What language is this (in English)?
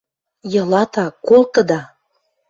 Western Mari